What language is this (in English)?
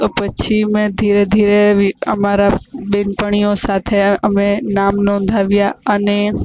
Gujarati